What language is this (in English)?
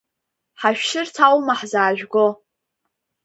Abkhazian